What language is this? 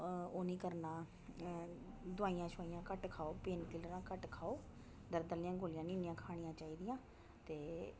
Dogri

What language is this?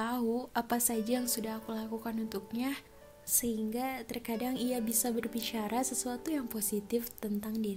Indonesian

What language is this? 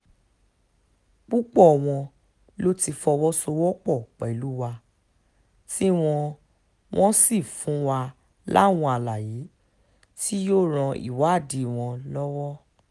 Yoruba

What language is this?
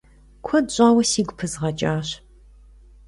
Kabardian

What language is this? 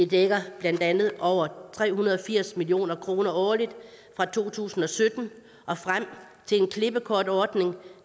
Danish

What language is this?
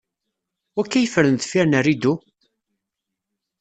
Kabyle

